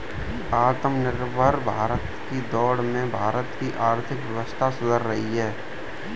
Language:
Hindi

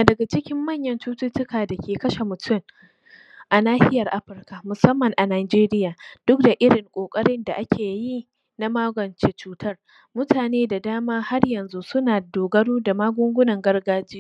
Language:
Hausa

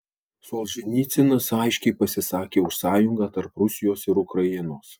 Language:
Lithuanian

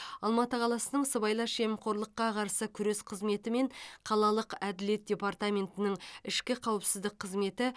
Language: Kazakh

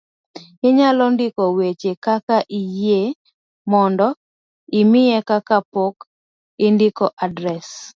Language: Luo (Kenya and Tanzania)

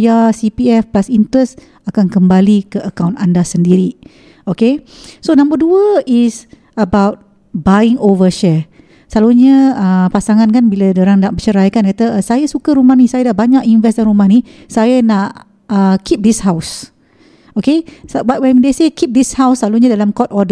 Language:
Malay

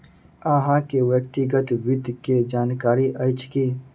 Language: Maithili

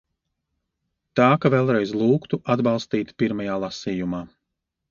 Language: Latvian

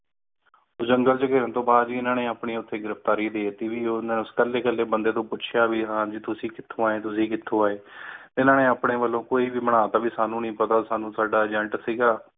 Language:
Punjabi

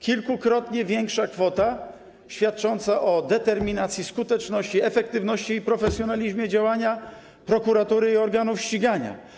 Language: Polish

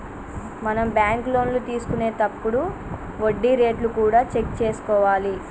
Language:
Telugu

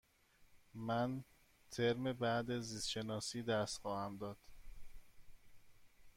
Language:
Persian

